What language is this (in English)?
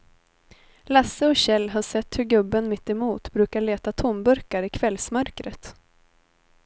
Swedish